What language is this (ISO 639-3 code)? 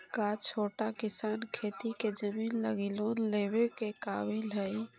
mag